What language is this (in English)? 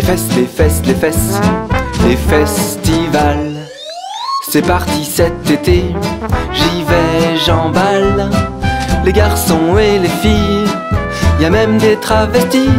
French